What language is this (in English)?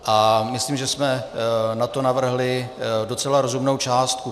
Czech